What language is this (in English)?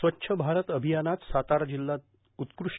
Marathi